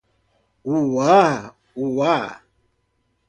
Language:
Portuguese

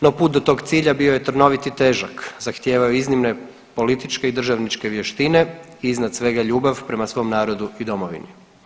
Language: Croatian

